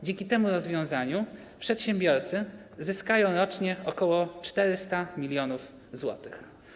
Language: Polish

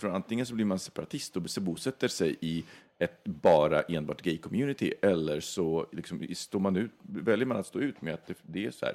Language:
Swedish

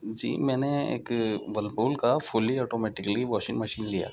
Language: Urdu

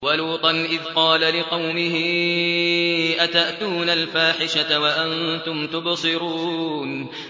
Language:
Arabic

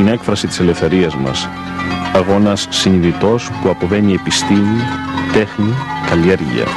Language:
Greek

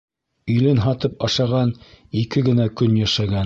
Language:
Bashkir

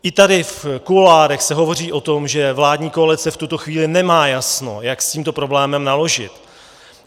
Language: Czech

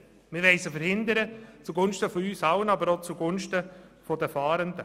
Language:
Swiss German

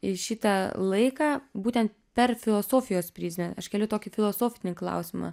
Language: Lithuanian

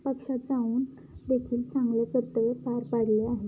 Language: Marathi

